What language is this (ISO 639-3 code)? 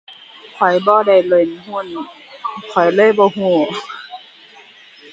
tha